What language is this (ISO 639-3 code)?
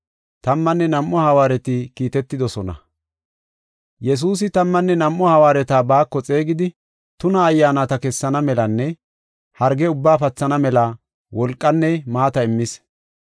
gof